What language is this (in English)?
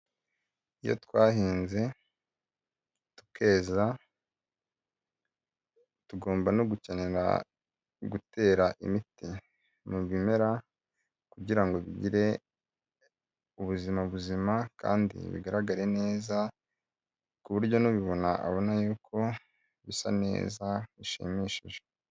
Kinyarwanda